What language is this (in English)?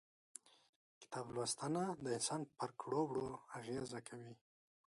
Pashto